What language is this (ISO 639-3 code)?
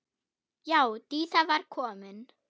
isl